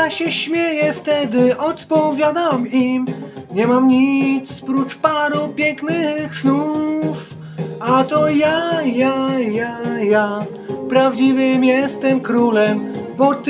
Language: Polish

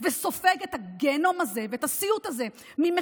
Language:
Hebrew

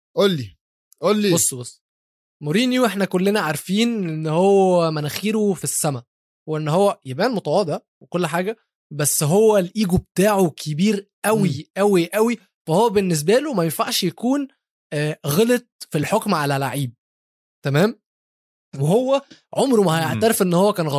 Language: Arabic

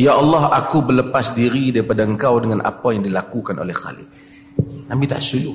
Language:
Malay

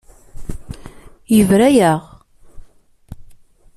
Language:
Kabyle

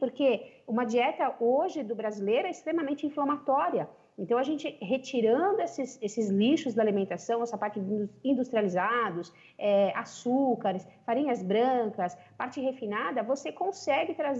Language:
Portuguese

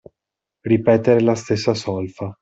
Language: Italian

